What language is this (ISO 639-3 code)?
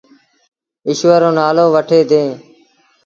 sbn